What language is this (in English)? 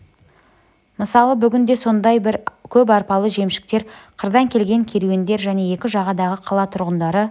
Kazakh